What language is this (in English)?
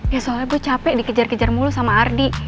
Indonesian